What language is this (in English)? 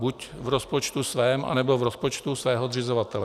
Czech